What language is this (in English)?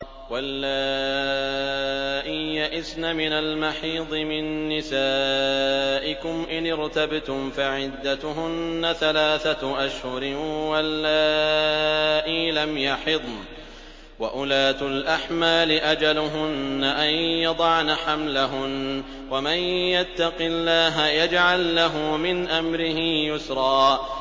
Arabic